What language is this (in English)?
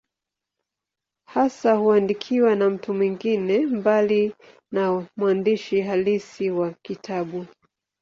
Swahili